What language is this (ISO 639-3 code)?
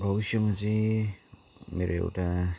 nep